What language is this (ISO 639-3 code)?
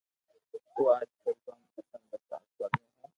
lrk